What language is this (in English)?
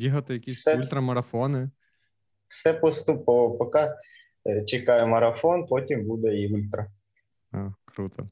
Ukrainian